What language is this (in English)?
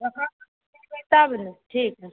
Maithili